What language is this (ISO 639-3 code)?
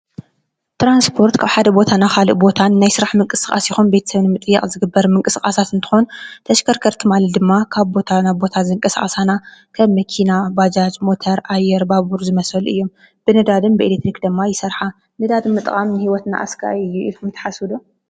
tir